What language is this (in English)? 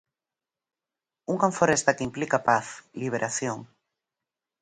Galician